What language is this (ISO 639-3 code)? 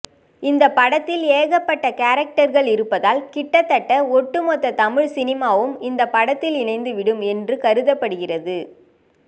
tam